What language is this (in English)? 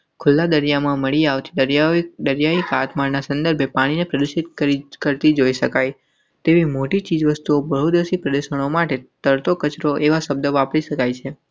Gujarati